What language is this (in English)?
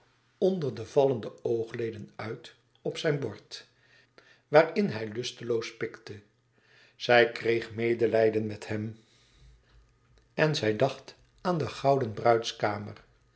Dutch